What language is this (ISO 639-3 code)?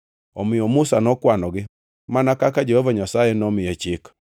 luo